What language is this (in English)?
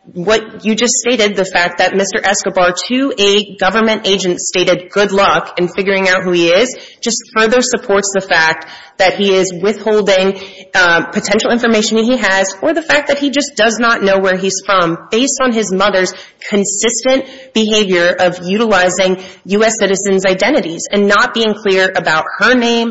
English